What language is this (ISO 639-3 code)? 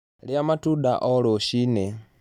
kik